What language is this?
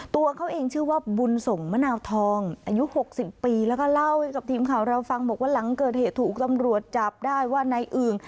Thai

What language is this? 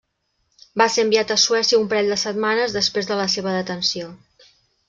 Catalan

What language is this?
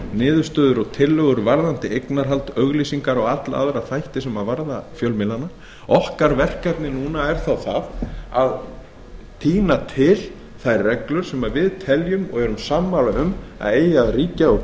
Icelandic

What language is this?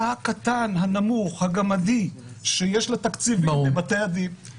Hebrew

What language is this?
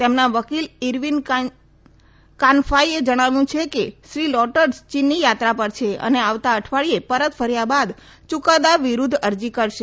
Gujarati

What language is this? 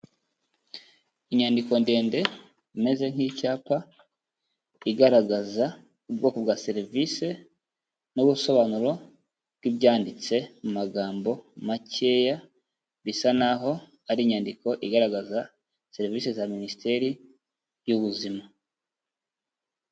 Kinyarwanda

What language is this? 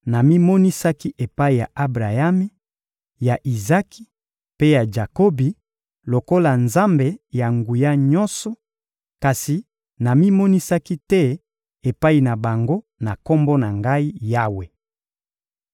Lingala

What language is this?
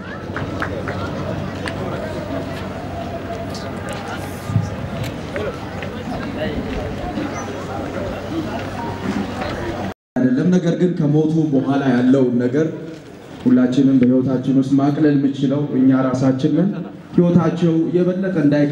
Arabic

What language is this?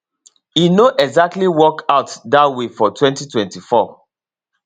Nigerian Pidgin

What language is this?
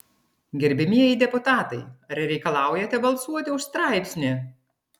Lithuanian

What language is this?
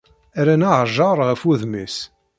Kabyle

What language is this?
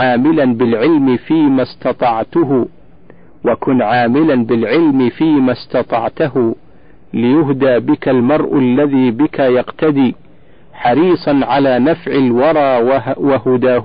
Arabic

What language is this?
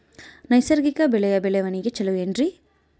Kannada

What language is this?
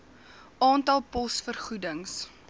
Afrikaans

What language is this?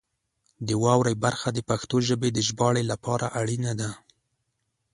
Pashto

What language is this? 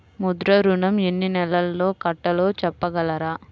Telugu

